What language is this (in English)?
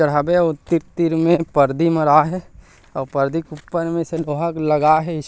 Chhattisgarhi